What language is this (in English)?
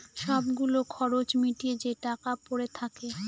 Bangla